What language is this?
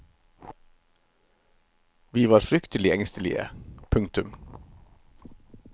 Norwegian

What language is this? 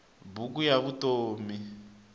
Tsonga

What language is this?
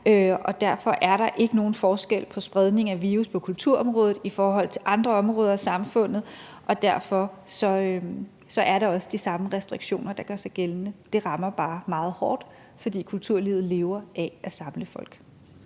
Danish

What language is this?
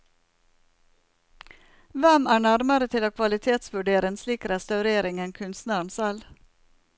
Norwegian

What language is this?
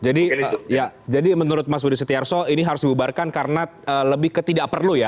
Indonesian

